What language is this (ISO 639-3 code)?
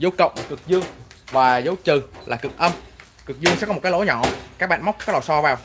vie